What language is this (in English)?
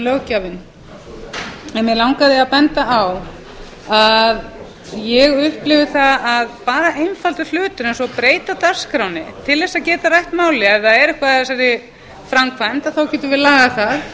Icelandic